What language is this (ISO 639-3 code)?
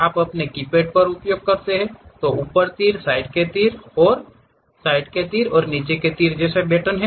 hin